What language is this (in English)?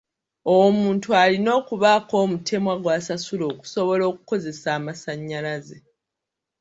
Ganda